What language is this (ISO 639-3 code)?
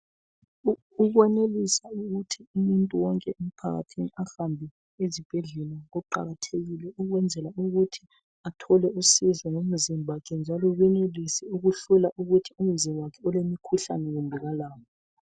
nde